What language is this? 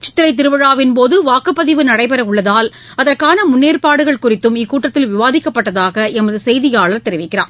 Tamil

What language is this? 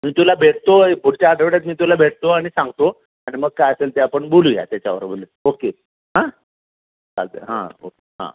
Marathi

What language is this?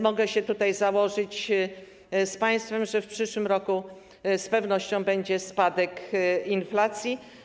Polish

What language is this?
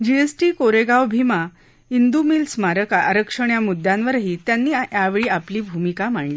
Marathi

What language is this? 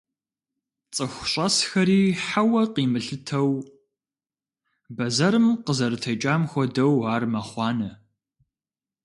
Kabardian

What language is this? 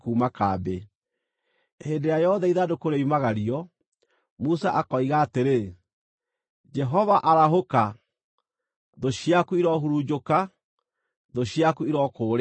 Kikuyu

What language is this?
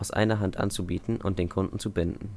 German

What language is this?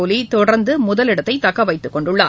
Tamil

